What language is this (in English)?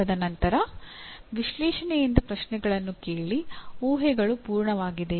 Kannada